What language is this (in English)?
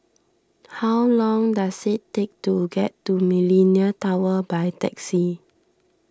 English